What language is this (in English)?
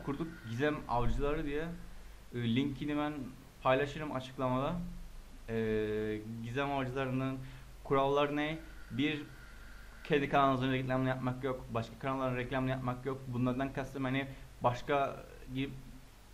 Turkish